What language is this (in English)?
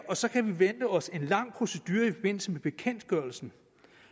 Danish